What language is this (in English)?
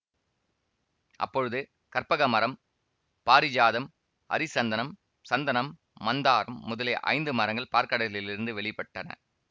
Tamil